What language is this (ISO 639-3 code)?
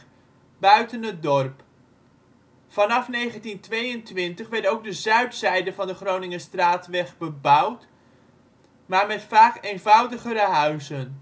nld